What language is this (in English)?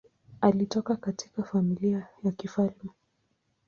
Swahili